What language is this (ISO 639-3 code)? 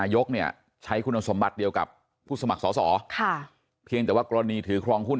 tha